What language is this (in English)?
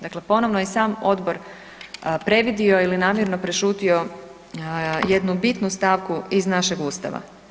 Croatian